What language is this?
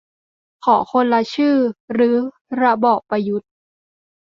Thai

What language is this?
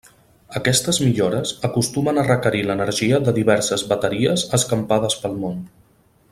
Catalan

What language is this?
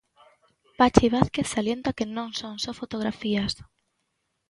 Galician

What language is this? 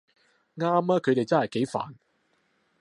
Cantonese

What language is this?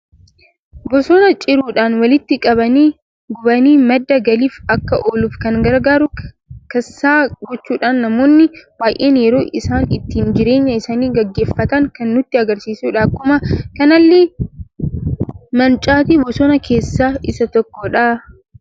Oromo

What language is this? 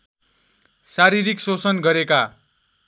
Nepali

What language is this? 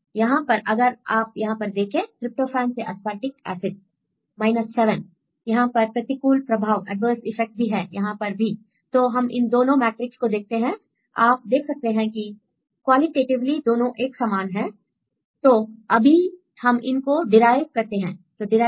Hindi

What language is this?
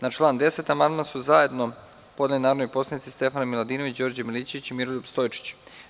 Serbian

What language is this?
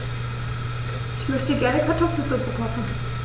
German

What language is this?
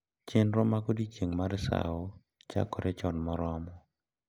Luo (Kenya and Tanzania)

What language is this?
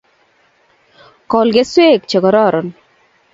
Kalenjin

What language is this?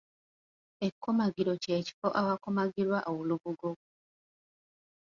Ganda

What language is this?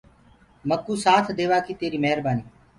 Gurgula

